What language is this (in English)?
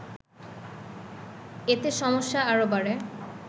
Bangla